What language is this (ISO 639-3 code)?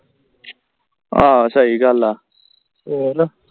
pan